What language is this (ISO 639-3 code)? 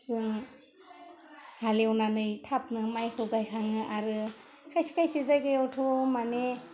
brx